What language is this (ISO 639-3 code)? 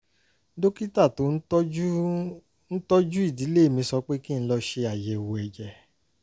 yor